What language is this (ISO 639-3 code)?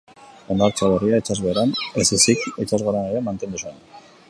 eus